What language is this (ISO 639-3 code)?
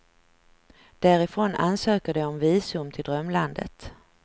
swe